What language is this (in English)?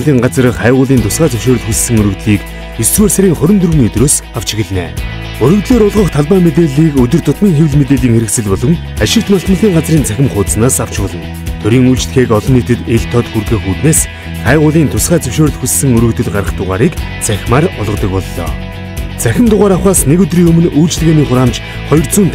Russian